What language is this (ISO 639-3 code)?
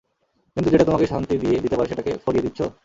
ben